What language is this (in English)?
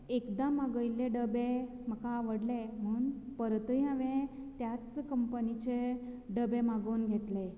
Konkani